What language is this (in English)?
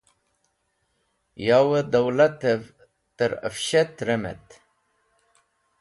Wakhi